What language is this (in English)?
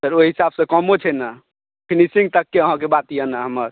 Maithili